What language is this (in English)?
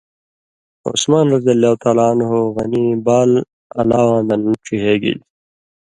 Indus Kohistani